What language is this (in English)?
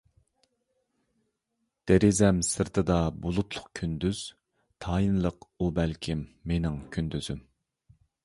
Uyghur